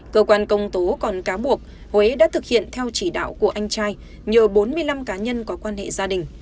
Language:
Vietnamese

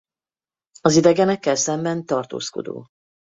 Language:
Hungarian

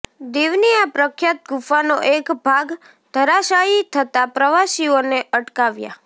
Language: Gujarati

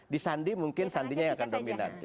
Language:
Indonesian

